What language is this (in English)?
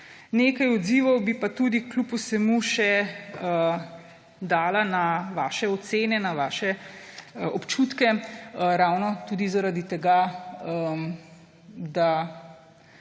Slovenian